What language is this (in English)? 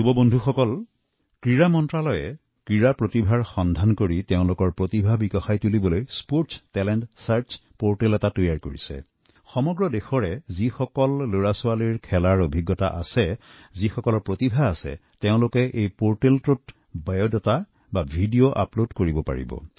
Assamese